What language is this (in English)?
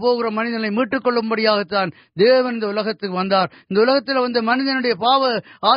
Urdu